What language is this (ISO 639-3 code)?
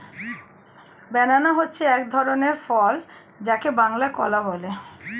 ben